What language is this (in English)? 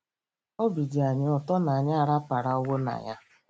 Igbo